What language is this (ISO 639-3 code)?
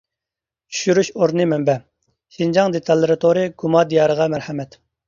uig